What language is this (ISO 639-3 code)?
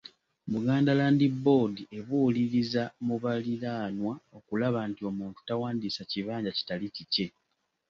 lug